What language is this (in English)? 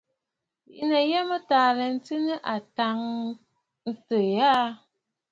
Bafut